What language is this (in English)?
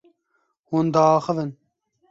Kurdish